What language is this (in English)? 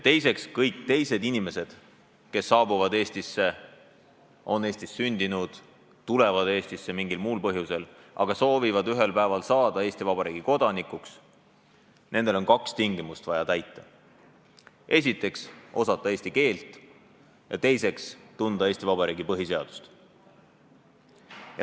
Estonian